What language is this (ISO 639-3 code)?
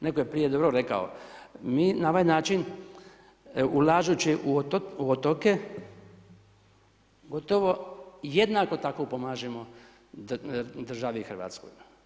hrv